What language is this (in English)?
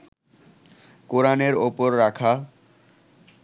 Bangla